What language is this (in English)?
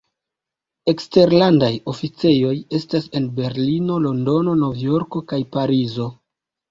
Esperanto